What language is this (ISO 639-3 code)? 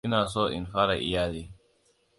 hau